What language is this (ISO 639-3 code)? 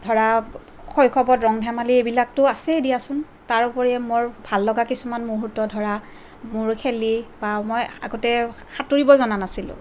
asm